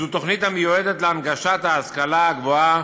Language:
Hebrew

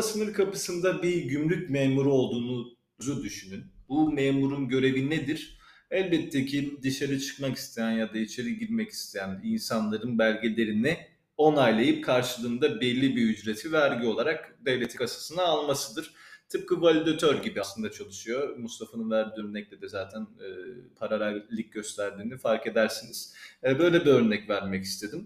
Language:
Turkish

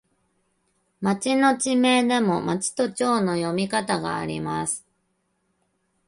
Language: Japanese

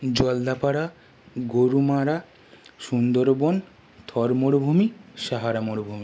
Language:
Bangla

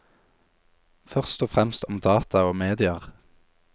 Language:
Norwegian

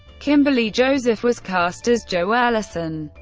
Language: English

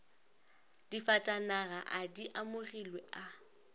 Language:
Northern Sotho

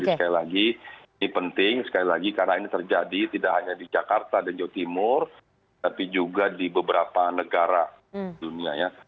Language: Indonesian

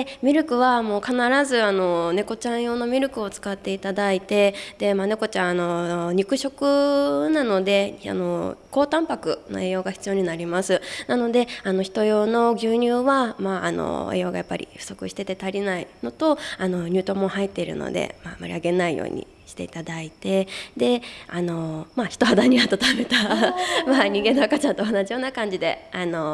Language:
Japanese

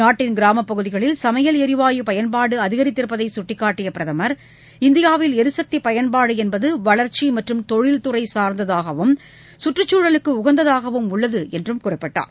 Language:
Tamil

